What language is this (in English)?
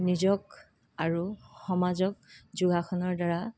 Assamese